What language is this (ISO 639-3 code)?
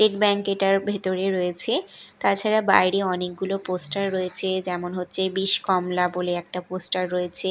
ben